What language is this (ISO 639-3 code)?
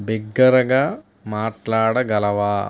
tel